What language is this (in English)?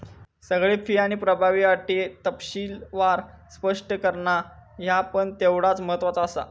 Marathi